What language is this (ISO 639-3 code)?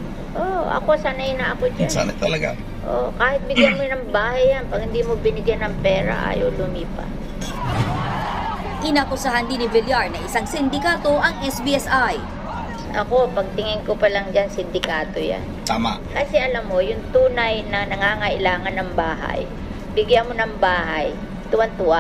fil